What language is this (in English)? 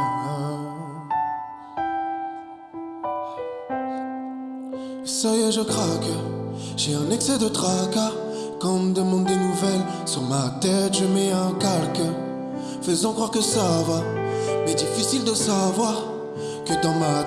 French